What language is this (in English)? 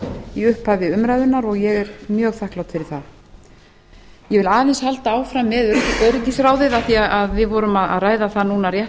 Icelandic